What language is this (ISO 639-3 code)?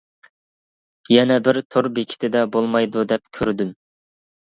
uig